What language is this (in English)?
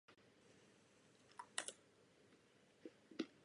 Czech